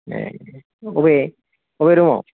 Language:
Bodo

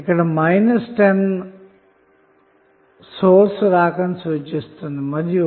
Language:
Telugu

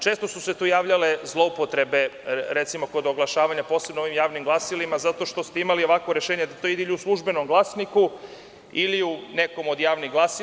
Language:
Serbian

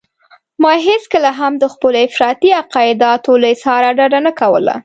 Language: Pashto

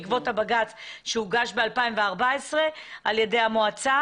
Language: Hebrew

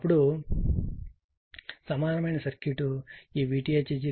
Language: Telugu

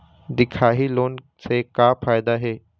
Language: Chhattisgarhi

